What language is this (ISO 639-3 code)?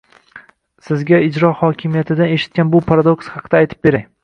uzb